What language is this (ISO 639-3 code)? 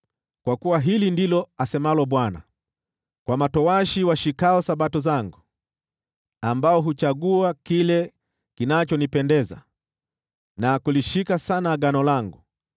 swa